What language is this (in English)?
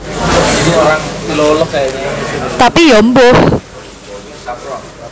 Javanese